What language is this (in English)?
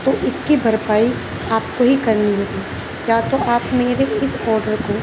Urdu